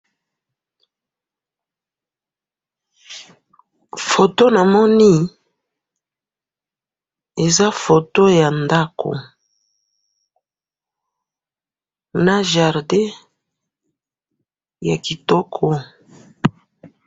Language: Lingala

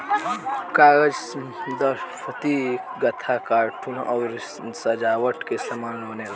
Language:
Bhojpuri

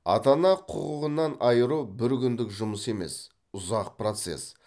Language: Kazakh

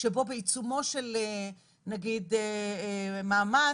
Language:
Hebrew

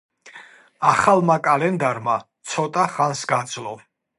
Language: Georgian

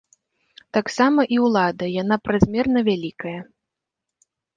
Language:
Belarusian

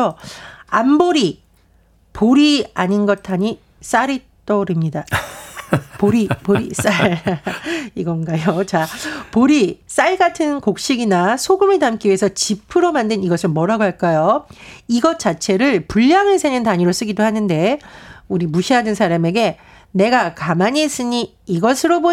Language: Korean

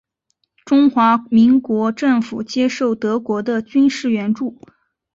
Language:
Chinese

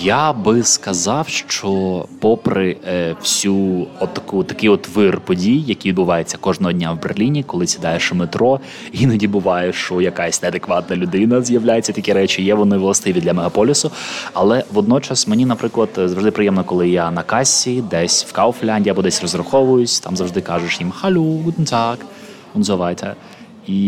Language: Ukrainian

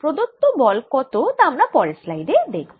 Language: Bangla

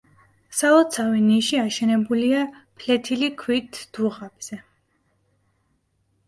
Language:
Georgian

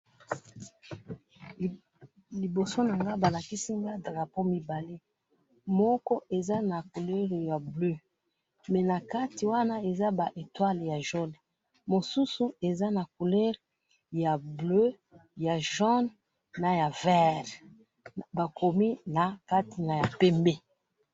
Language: Lingala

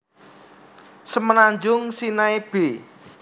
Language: Javanese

